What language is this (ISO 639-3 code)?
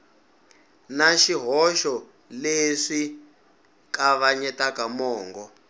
tso